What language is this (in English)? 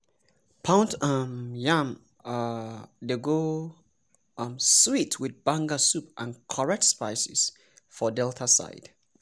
Nigerian Pidgin